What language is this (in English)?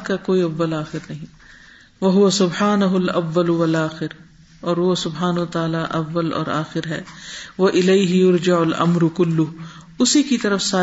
Urdu